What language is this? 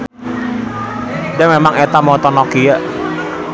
Sundanese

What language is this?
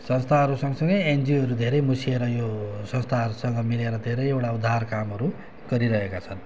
Nepali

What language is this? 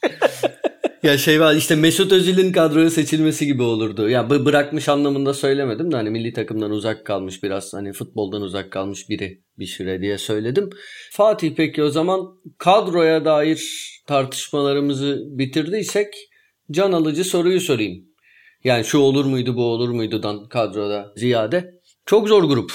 Turkish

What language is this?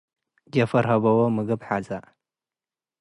Tigre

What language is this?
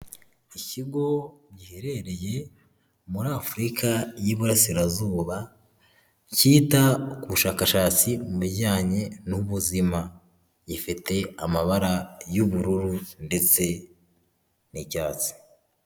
Kinyarwanda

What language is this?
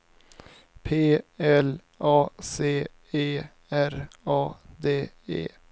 Swedish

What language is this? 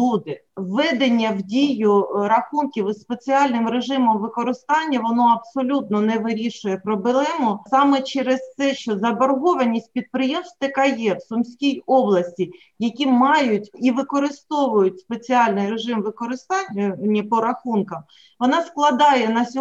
Ukrainian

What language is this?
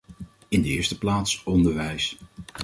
Dutch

